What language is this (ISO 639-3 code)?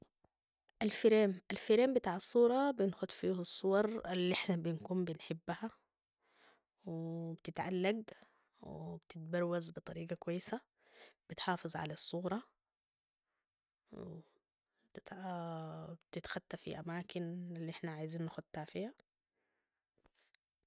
apd